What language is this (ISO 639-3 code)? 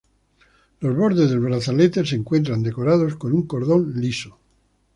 spa